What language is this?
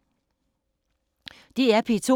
Danish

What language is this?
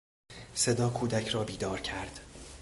Persian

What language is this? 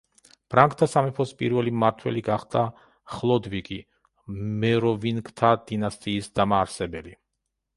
Georgian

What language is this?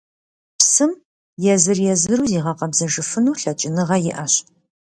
Kabardian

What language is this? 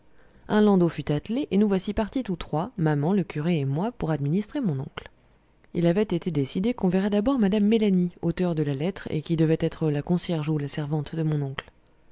French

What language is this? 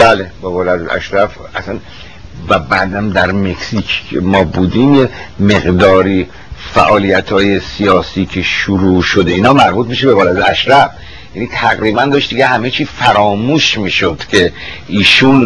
Persian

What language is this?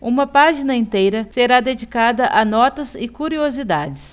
Portuguese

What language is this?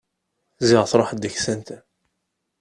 Kabyle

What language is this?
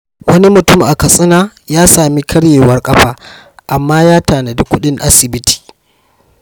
Hausa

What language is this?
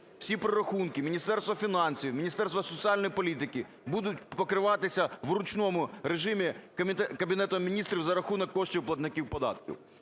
Ukrainian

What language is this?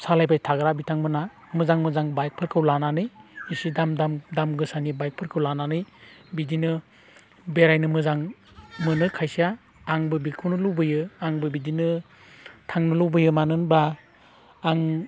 Bodo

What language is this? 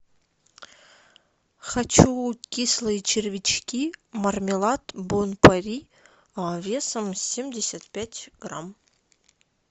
Russian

